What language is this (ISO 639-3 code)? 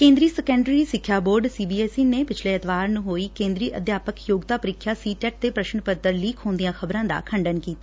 pan